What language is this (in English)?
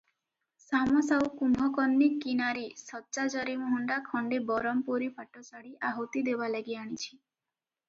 Odia